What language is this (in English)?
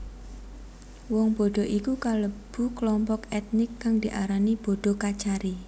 Javanese